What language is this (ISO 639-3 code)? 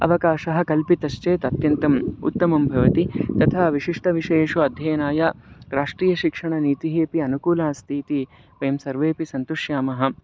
san